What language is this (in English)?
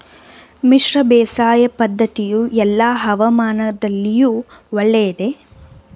Kannada